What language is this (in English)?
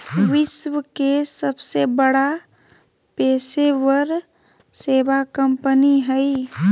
Magahi